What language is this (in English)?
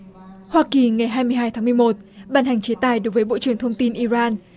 Vietnamese